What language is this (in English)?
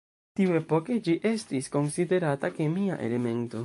Esperanto